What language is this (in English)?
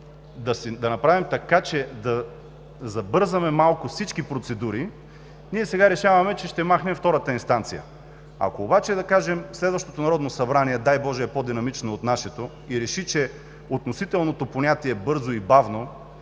Bulgarian